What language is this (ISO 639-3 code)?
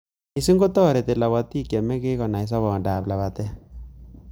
kln